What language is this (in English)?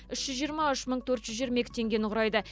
Kazakh